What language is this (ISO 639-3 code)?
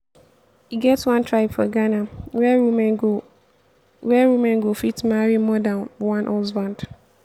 pcm